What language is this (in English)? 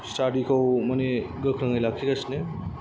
Bodo